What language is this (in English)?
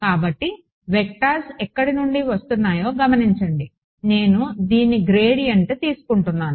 Telugu